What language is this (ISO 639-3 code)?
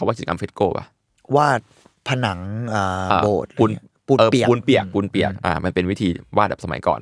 tha